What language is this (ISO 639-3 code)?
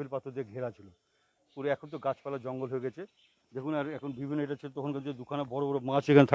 tur